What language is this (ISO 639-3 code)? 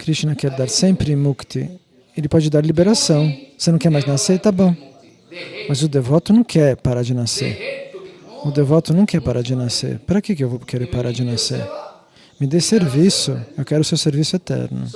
por